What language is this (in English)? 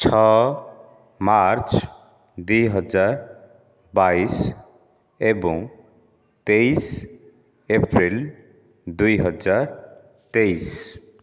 Odia